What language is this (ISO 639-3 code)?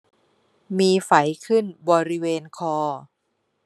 tha